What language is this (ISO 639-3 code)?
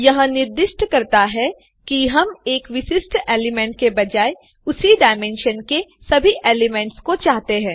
hin